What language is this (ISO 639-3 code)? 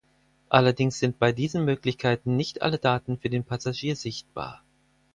deu